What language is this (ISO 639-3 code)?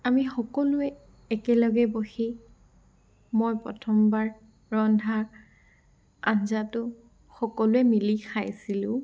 asm